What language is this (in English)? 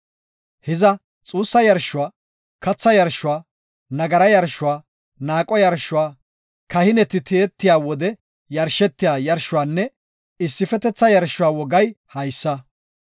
Gofa